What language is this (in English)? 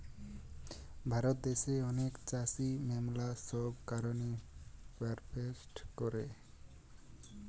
Bangla